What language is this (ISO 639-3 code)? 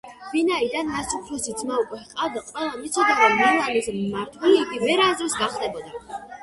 kat